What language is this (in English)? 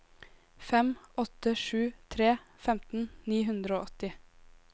Norwegian